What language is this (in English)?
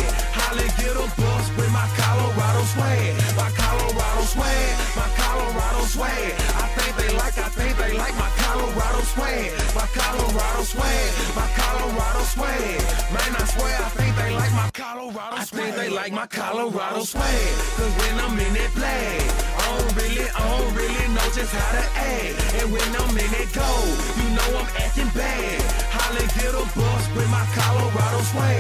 English